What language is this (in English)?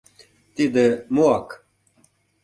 Mari